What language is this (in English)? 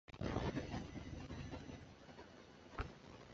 Chinese